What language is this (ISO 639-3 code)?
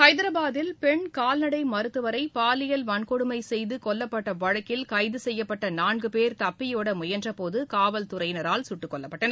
tam